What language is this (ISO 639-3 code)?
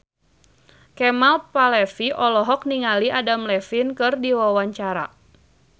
sun